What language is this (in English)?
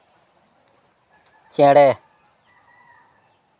Santali